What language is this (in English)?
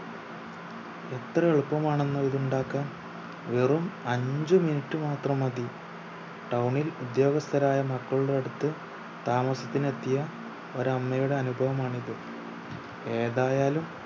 Malayalam